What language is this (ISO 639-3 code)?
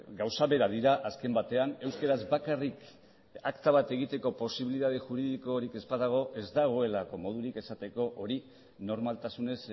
eus